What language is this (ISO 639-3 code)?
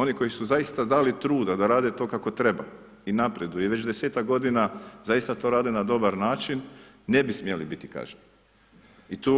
hrv